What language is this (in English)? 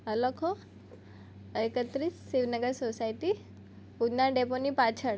Gujarati